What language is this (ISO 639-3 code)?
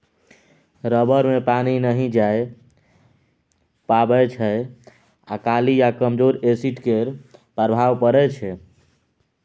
mai